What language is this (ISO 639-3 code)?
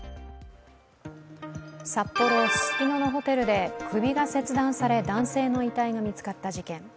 jpn